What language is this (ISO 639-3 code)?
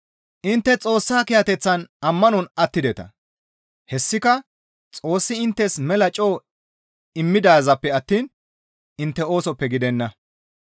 gmv